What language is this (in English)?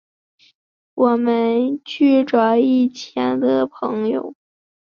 Chinese